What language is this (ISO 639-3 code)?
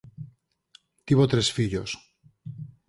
glg